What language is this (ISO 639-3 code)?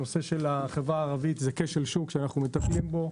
heb